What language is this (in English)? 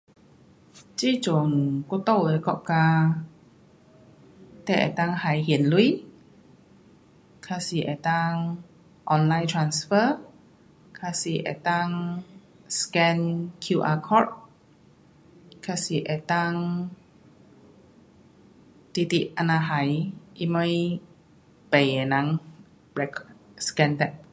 Pu-Xian Chinese